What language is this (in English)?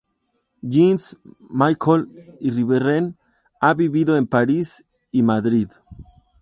Spanish